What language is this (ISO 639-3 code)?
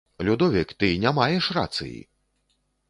bel